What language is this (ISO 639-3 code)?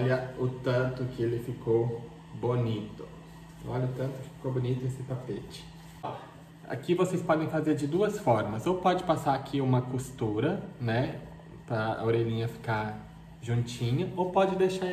por